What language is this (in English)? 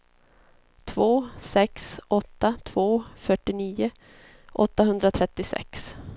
Swedish